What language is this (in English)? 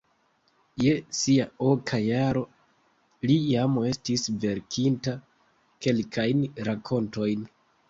Esperanto